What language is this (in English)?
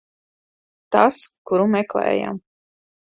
Latvian